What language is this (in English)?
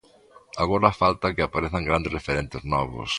Galician